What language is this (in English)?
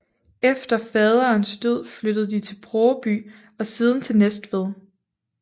Danish